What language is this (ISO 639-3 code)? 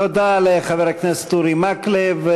heb